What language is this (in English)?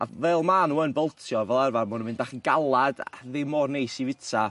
Welsh